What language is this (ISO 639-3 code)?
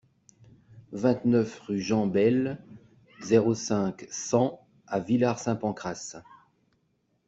fra